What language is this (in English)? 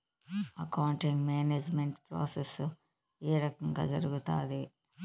Telugu